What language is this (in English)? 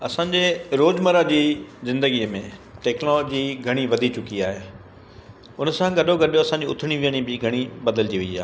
Sindhi